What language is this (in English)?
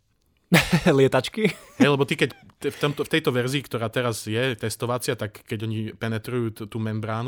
Slovak